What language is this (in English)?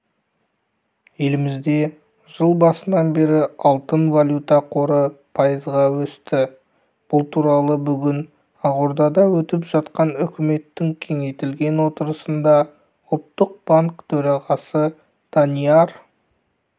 Kazakh